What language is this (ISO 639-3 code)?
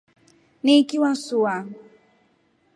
rof